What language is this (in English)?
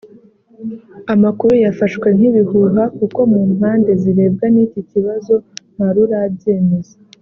Kinyarwanda